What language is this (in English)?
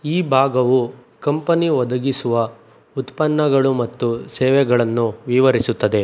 Kannada